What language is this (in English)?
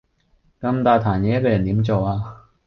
Cantonese